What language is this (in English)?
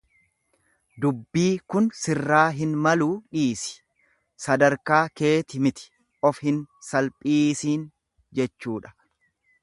Oromo